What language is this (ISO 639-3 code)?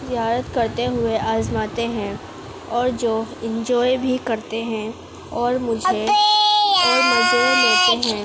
urd